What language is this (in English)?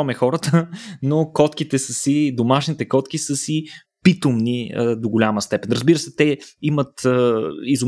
Bulgarian